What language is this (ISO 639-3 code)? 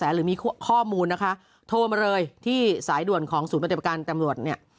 tha